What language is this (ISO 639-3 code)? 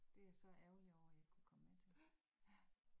dan